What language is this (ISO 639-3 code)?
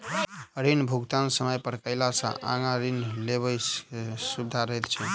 mai